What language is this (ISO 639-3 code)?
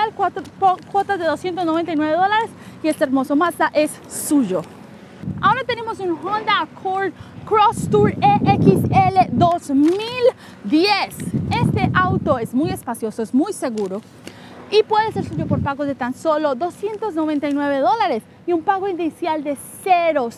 spa